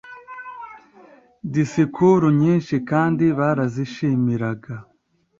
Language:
Kinyarwanda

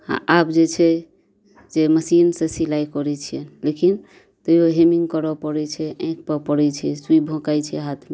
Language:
Maithili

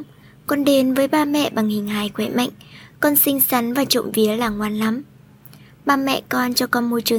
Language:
Vietnamese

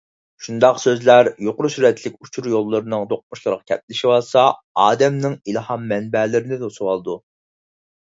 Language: Uyghur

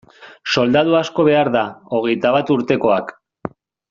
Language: Basque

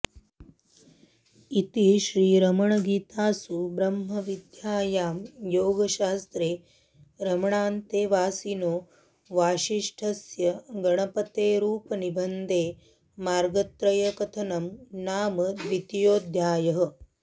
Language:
Sanskrit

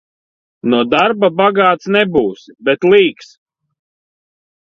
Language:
Latvian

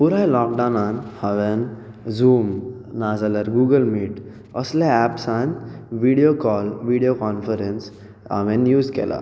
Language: Konkani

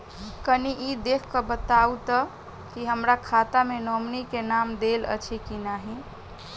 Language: Maithili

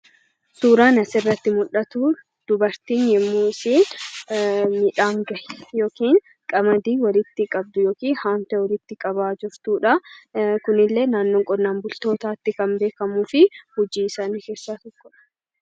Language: Oromo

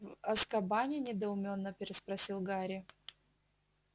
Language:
Russian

